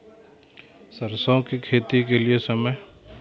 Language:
Maithili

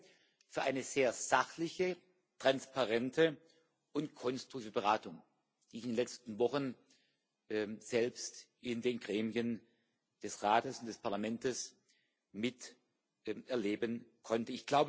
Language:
German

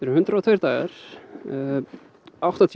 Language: Icelandic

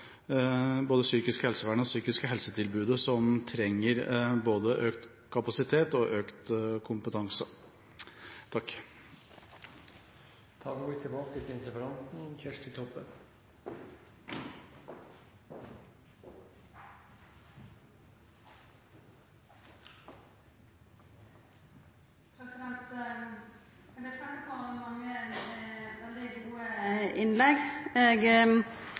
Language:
Norwegian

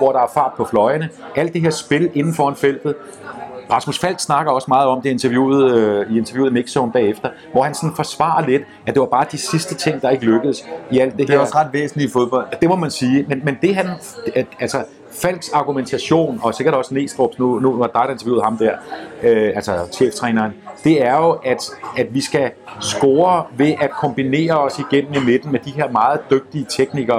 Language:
Danish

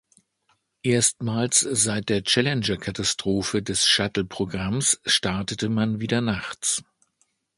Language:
German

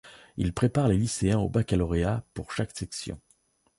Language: French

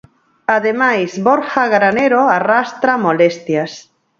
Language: Galician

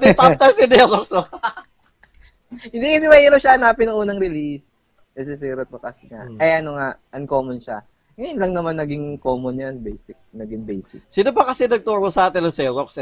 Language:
Filipino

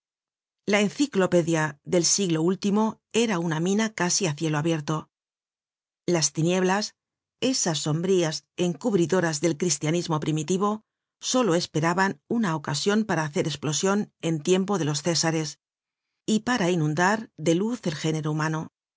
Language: Spanish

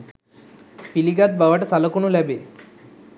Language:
Sinhala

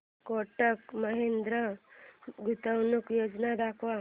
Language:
Marathi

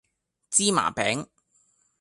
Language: Cantonese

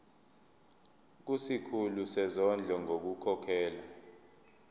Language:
Zulu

